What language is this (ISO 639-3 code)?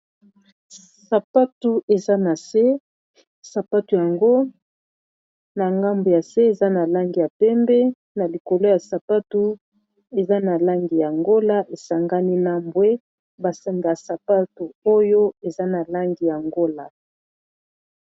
lin